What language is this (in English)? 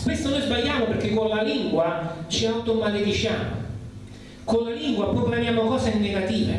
Italian